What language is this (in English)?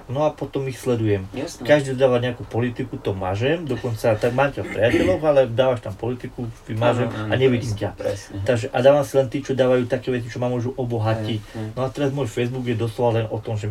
Slovak